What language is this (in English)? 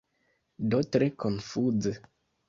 Esperanto